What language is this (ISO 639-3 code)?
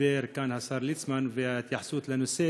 heb